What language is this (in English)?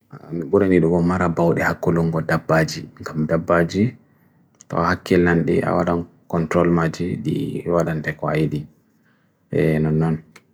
Bagirmi Fulfulde